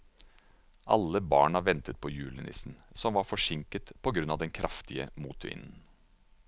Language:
Norwegian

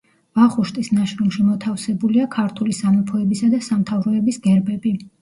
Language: Georgian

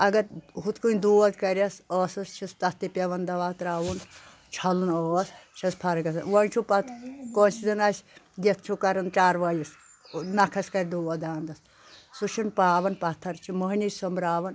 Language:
Kashmiri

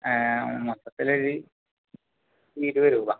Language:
Malayalam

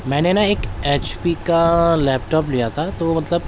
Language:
Urdu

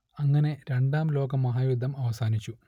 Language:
Malayalam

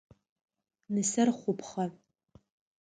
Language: Adyghe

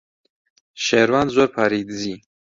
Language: Central Kurdish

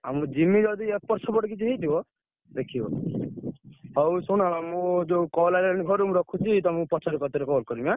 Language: Odia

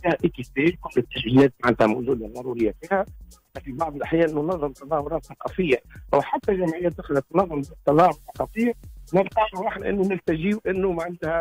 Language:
Arabic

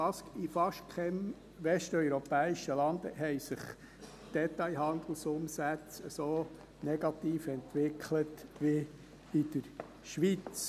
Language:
Swiss German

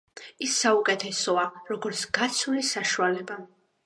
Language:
Georgian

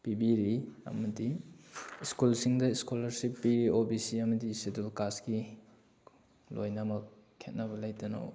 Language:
Manipuri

